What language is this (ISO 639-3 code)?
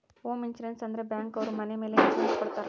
kan